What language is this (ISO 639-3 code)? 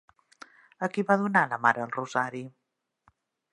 cat